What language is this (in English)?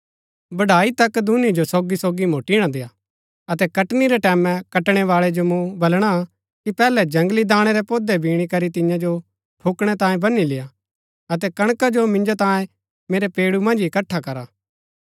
Gaddi